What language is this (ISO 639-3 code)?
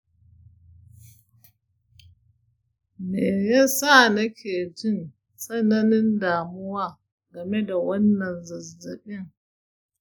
hau